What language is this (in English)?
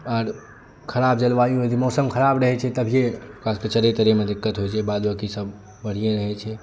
Maithili